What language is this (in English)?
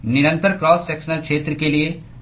Hindi